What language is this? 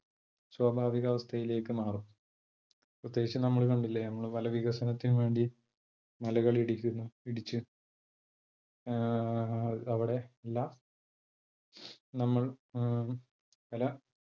Malayalam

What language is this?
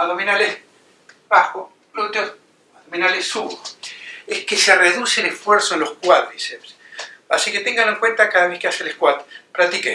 Spanish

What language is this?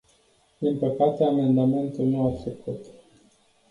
Romanian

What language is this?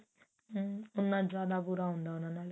Punjabi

